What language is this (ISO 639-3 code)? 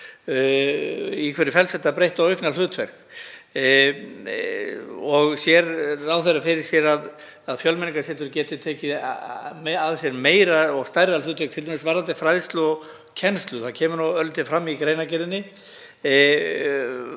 isl